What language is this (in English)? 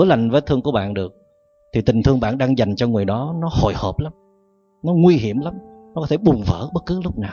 Vietnamese